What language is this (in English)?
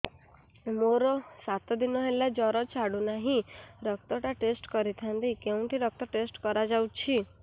Odia